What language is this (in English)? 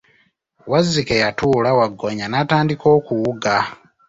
Ganda